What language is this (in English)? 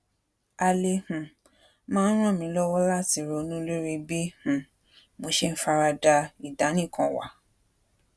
Yoruba